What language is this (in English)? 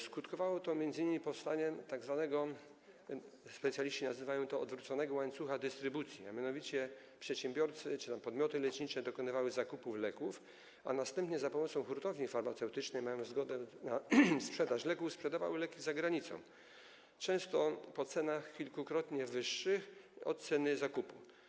Polish